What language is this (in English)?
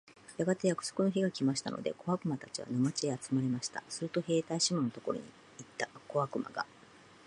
Japanese